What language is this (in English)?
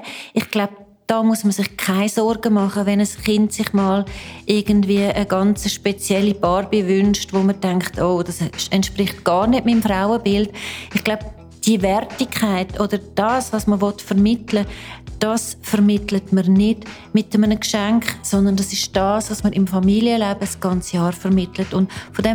German